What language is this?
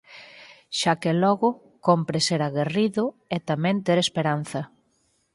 Galician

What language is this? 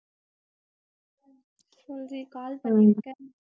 Tamil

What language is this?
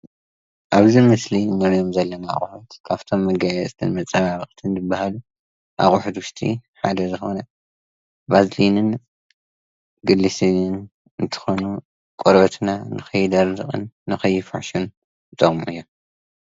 Tigrinya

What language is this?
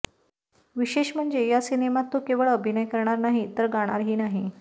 Marathi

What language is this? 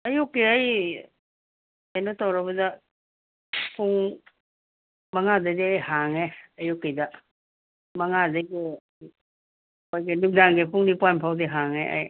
Manipuri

